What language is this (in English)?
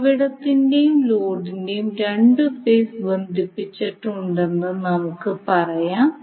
Malayalam